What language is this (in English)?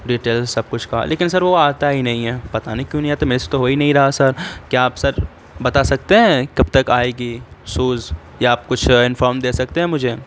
Urdu